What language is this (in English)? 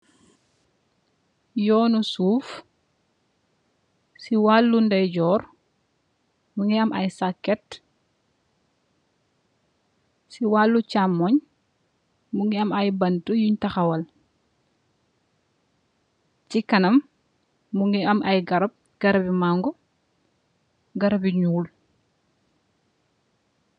Wolof